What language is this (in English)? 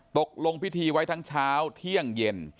Thai